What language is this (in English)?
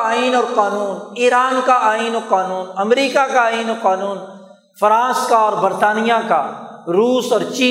Urdu